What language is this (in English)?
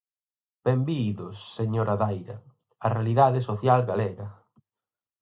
Galician